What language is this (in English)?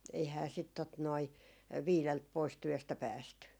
Finnish